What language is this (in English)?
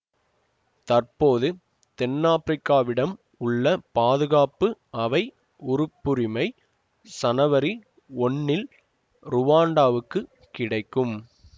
Tamil